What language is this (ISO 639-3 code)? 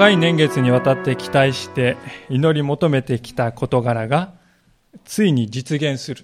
jpn